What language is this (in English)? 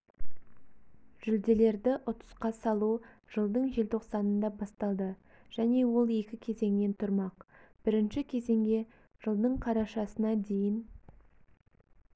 Kazakh